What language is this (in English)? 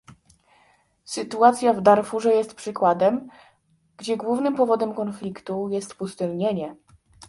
Polish